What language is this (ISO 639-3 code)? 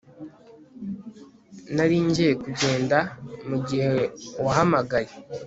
kin